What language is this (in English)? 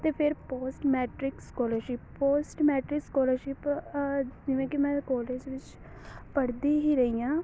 Punjabi